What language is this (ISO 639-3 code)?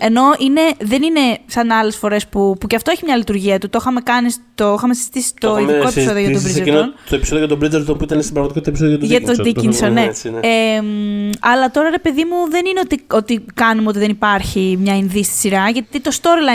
ell